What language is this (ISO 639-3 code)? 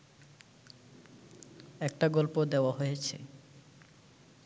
ben